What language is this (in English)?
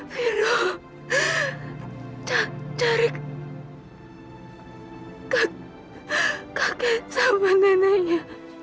Indonesian